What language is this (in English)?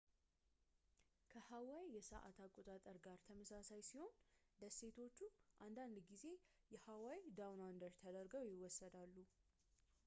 Amharic